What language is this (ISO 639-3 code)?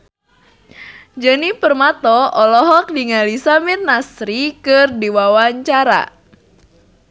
sun